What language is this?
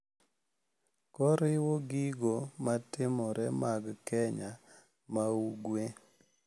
Luo (Kenya and Tanzania)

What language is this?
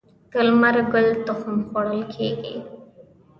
Pashto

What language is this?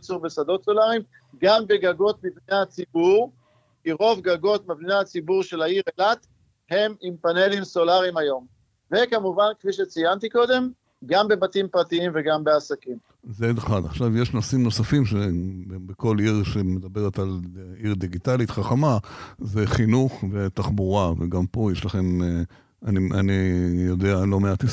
Hebrew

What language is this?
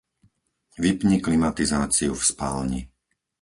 Slovak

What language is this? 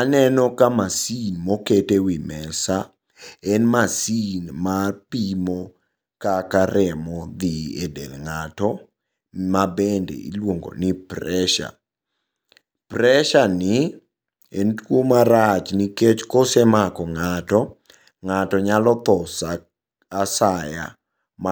Luo (Kenya and Tanzania)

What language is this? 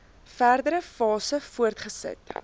Afrikaans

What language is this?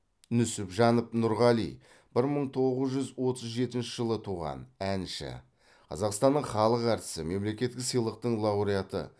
Kazakh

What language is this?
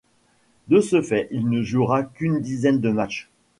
French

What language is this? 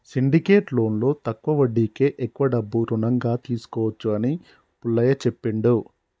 Telugu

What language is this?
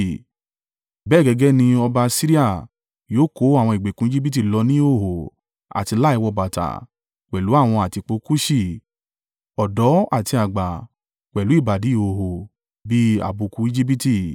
Yoruba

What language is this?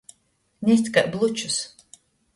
Latgalian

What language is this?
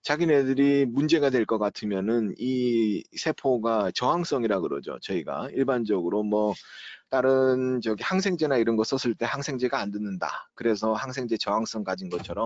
Korean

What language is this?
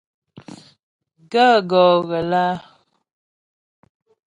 Ghomala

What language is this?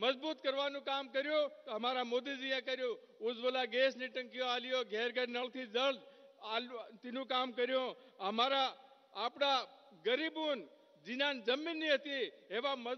Hindi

